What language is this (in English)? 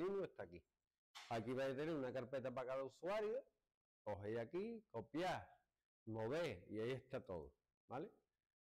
Spanish